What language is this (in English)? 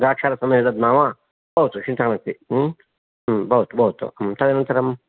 Sanskrit